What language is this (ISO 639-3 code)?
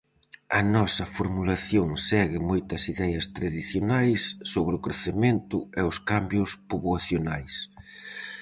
glg